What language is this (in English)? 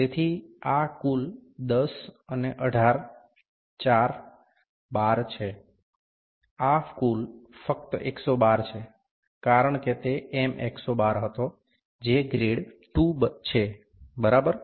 Gujarati